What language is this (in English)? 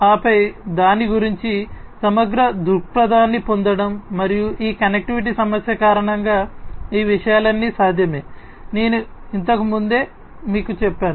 Telugu